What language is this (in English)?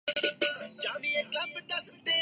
Urdu